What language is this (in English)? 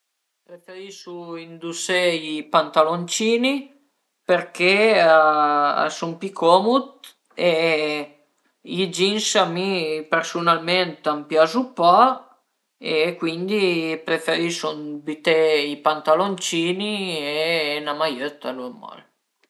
Piedmontese